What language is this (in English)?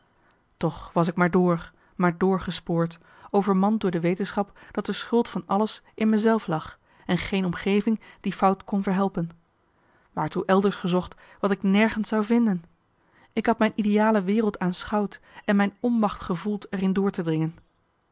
Dutch